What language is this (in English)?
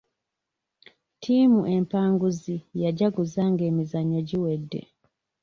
Ganda